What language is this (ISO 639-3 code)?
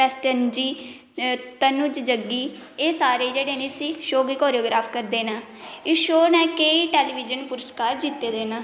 doi